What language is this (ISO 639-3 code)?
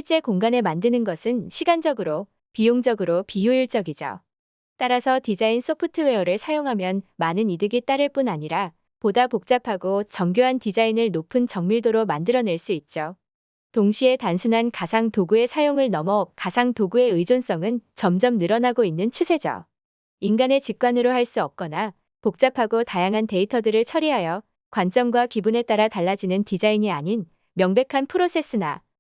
kor